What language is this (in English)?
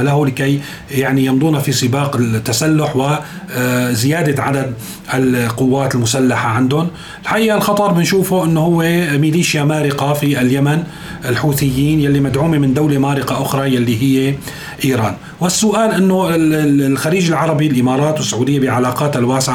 Arabic